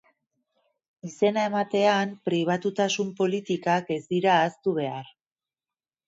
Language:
Basque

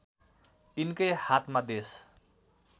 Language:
Nepali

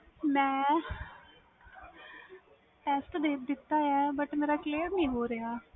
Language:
Punjabi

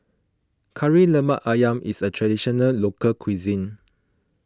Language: English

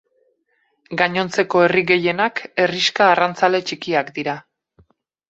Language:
Basque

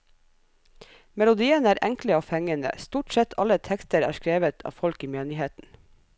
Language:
Norwegian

